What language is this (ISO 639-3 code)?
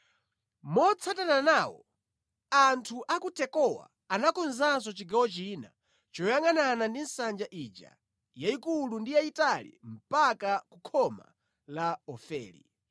nya